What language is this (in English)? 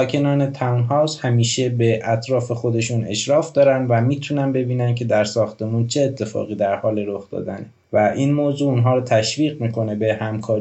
Persian